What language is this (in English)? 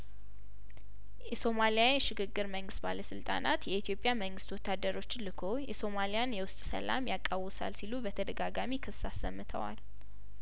Amharic